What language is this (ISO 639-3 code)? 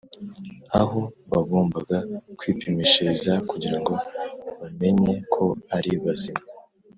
kin